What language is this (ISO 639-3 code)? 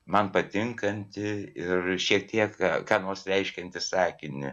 lit